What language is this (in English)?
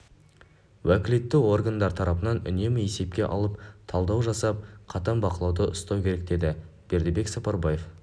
Kazakh